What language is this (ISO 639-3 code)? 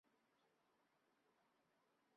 zho